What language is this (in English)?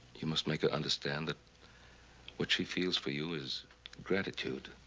English